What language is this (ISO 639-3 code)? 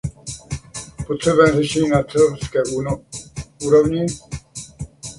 ces